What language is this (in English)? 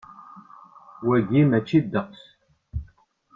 Kabyle